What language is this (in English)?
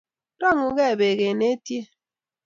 Kalenjin